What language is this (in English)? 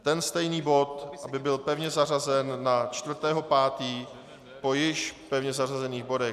Czech